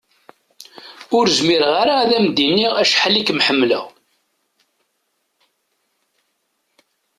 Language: Kabyle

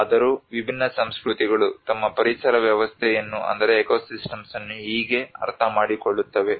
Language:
Kannada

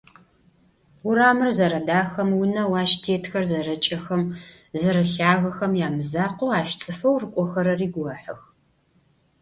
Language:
Adyghe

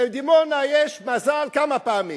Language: Hebrew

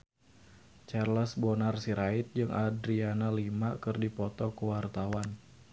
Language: Sundanese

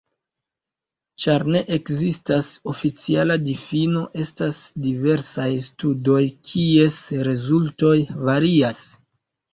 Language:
Esperanto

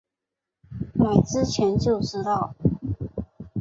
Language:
Chinese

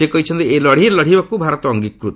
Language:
Odia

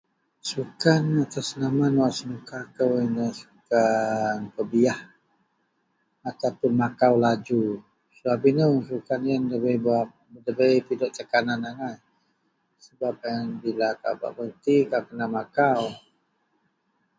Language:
Central Melanau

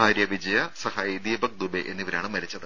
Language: Malayalam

